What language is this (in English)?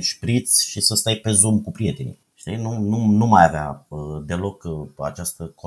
Romanian